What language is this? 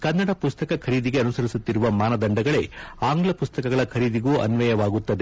Kannada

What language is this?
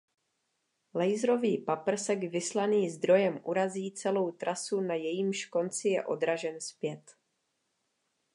Czech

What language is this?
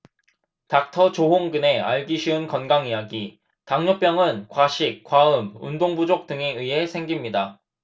Korean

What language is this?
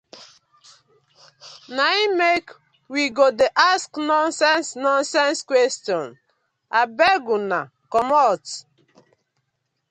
Nigerian Pidgin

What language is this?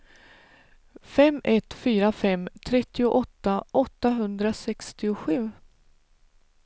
Swedish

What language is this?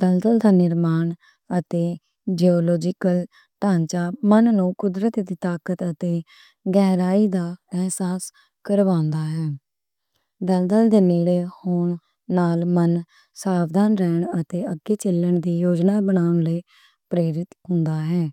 Western Panjabi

